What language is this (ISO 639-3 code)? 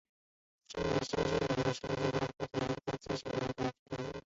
zho